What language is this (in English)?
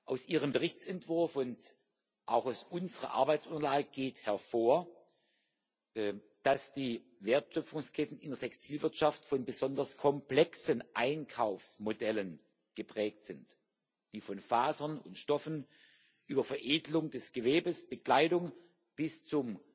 German